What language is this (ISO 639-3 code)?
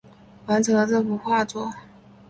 zho